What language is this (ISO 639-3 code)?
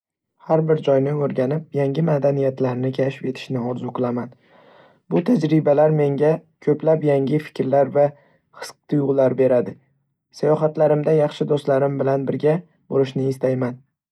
uzb